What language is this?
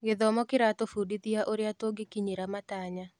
Kikuyu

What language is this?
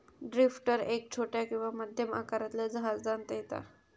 Marathi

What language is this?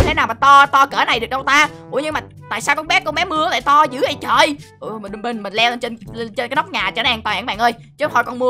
Vietnamese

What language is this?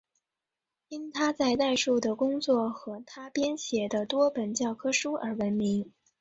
Chinese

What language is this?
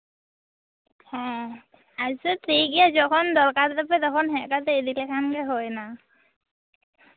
Santali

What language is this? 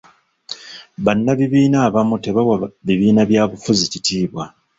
Ganda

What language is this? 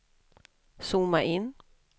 Swedish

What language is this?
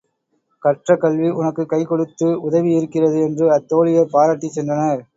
Tamil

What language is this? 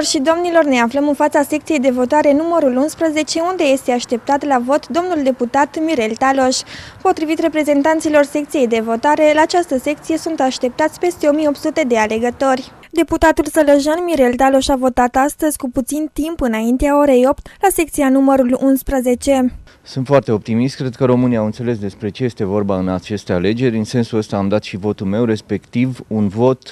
Romanian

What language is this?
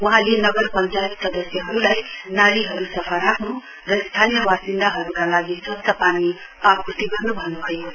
Nepali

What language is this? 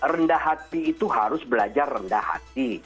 Indonesian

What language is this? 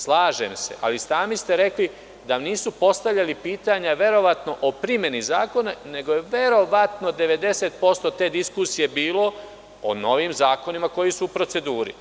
Serbian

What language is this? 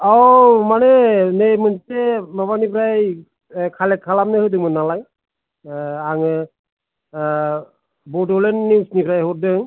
Bodo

